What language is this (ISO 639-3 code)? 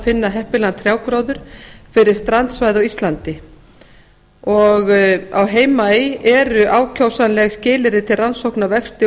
isl